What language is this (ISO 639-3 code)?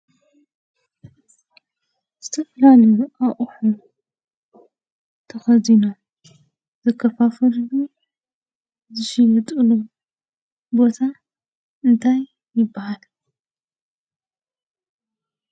tir